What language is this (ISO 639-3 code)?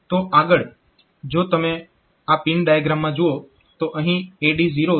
guj